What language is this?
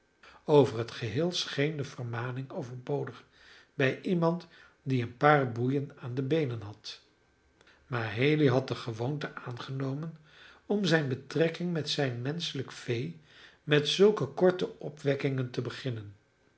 Dutch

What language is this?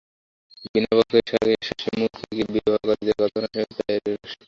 Bangla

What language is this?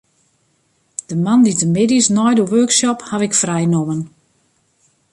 Western Frisian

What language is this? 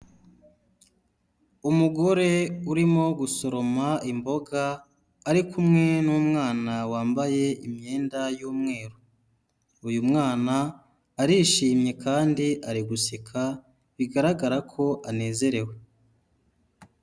Kinyarwanda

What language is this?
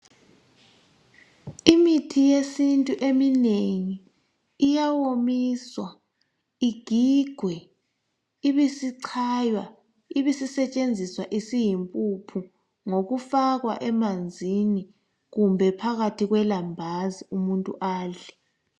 North Ndebele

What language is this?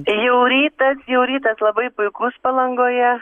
Lithuanian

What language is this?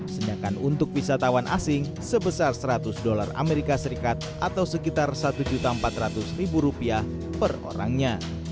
Indonesian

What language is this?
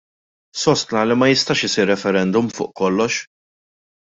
Maltese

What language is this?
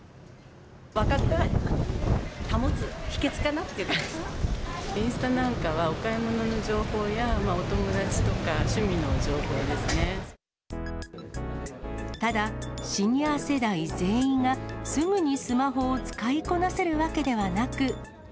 Japanese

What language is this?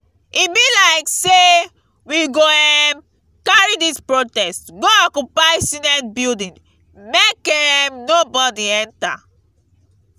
Nigerian Pidgin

